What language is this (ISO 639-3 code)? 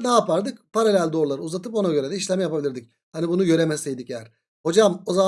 tur